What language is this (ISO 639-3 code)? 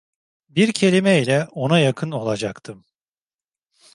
tur